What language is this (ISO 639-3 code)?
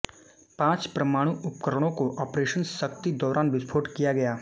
hin